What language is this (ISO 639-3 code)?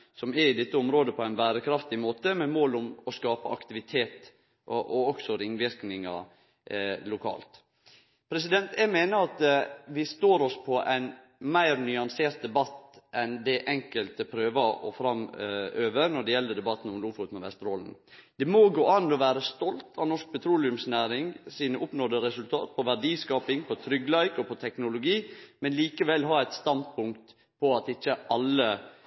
nno